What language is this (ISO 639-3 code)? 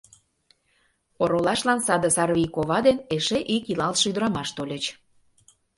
chm